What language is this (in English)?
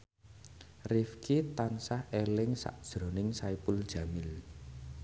Javanese